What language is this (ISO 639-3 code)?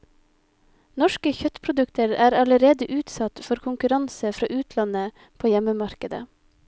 nor